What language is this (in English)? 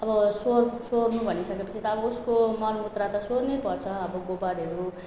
Nepali